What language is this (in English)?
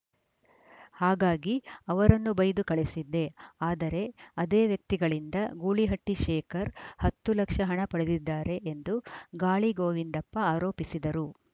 Kannada